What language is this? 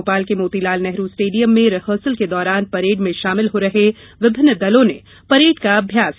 Hindi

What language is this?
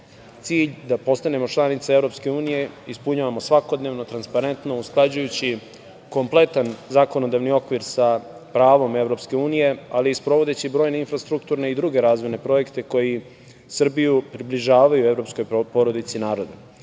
Serbian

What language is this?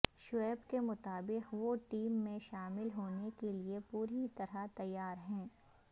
Urdu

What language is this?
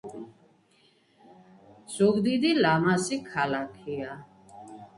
Georgian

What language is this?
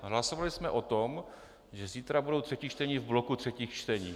Czech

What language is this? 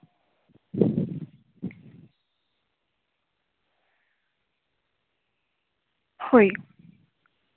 Santali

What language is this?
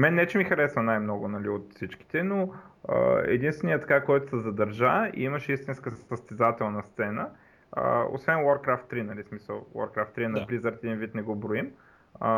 Bulgarian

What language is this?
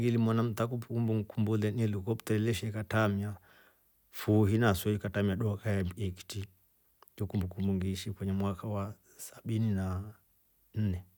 Rombo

